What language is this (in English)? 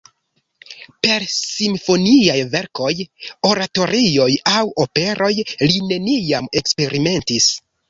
Esperanto